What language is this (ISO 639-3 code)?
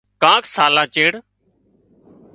kxp